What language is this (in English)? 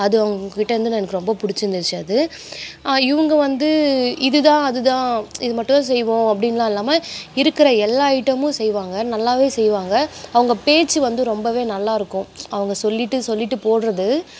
Tamil